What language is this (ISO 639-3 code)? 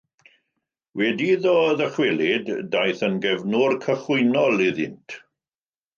cym